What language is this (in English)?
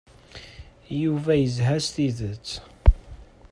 Kabyle